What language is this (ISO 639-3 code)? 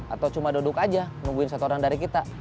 ind